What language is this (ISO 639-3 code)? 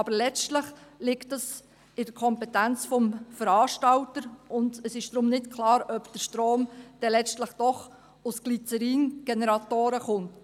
gsw